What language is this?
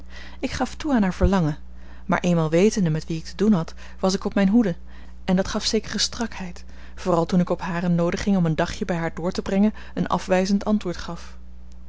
Dutch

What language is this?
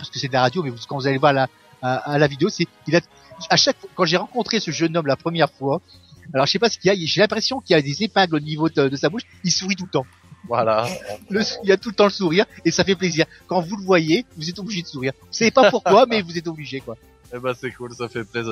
French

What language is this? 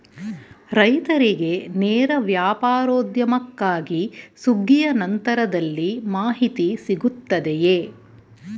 Kannada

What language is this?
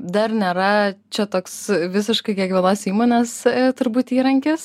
Lithuanian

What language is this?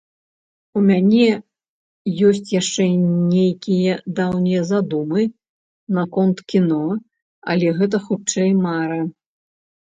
Belarusian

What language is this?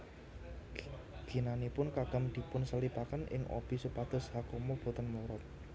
Javanese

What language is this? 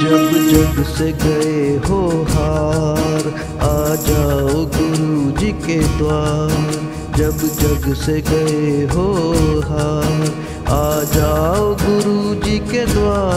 Hindi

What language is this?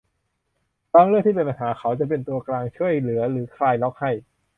Thai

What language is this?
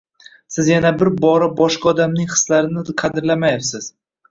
Uzbek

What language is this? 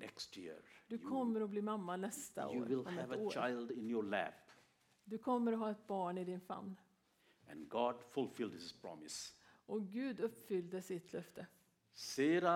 Swedish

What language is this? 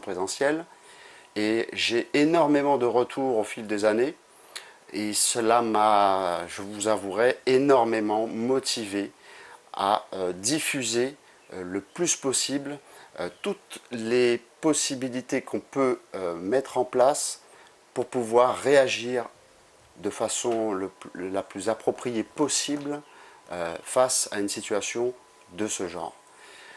French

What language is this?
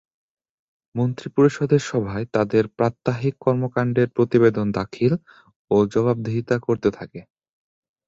Bangla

